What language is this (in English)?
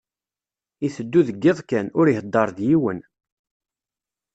Kabyle